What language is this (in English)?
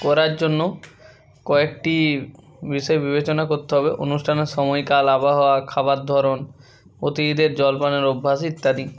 Bangla